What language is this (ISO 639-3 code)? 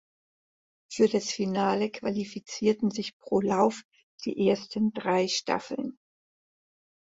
deu